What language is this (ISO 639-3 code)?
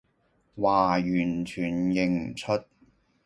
yue